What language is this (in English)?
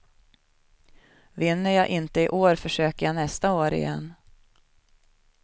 Swedish